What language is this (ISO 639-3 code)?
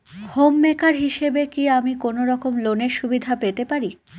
ben